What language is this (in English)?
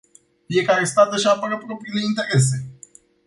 Romanian